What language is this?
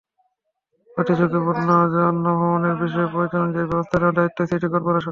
Bangla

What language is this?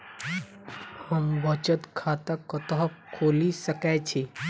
Maithili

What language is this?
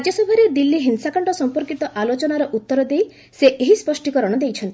Odia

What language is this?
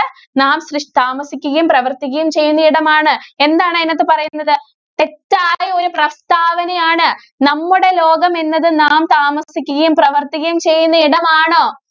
Malayalam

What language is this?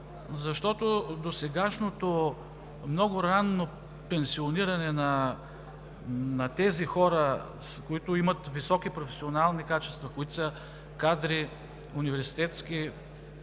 Bulgarian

